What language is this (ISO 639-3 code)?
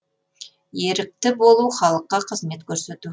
kaz